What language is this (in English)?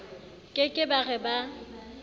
Southern Sotho